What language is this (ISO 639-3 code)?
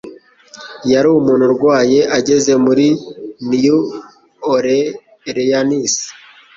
kin